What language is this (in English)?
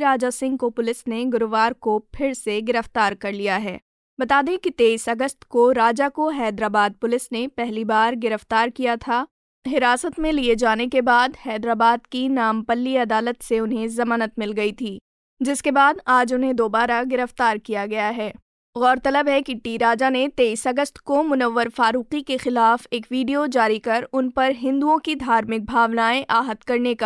Hindi